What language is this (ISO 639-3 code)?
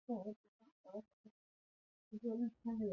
zho